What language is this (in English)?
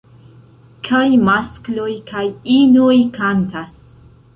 Esperanto